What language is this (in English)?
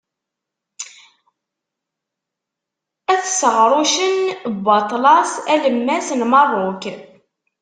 Kabyle